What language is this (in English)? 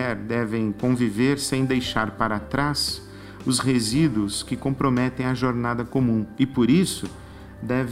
Portuguese